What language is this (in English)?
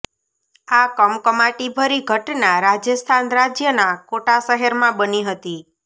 Gujarati